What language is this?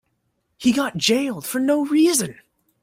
English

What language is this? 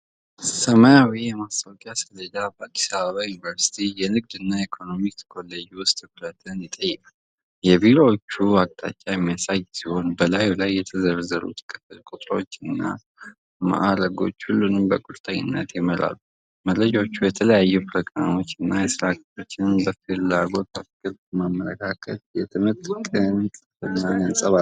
Amharic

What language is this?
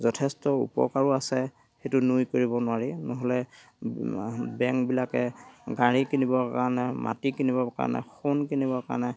Assamese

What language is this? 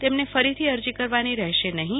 Gujarati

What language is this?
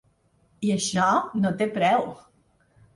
Catalan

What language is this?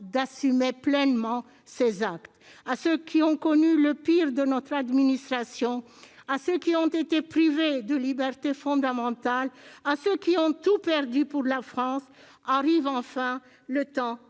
French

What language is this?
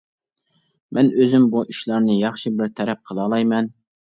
Uyghur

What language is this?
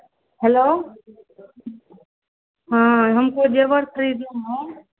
Hindi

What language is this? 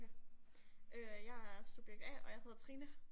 Danish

